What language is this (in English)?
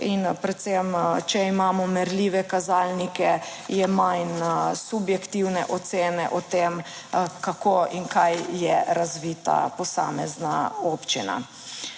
Slovenian